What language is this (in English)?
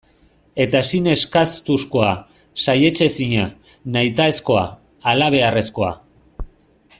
Basque